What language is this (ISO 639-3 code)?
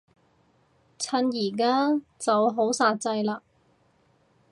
yue